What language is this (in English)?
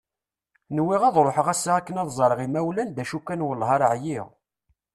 Kabyle